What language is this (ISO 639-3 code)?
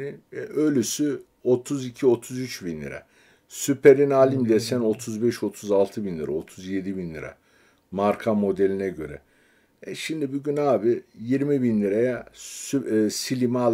tur